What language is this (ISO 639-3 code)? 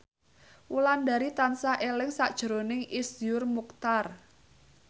jav